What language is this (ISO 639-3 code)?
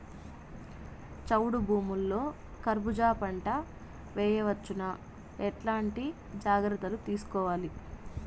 tel